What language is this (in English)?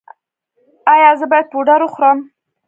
Pashto